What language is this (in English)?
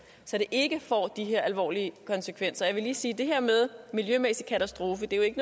Danish